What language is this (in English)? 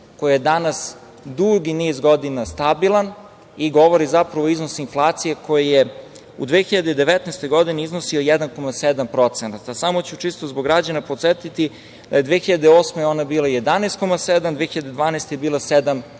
Serbian